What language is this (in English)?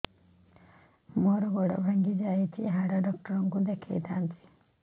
Odia